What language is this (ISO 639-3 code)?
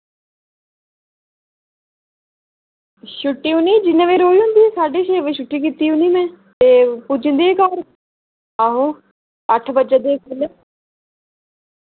doi